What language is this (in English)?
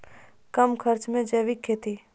Maithili